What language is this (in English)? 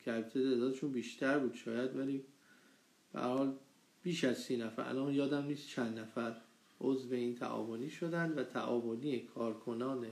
Persian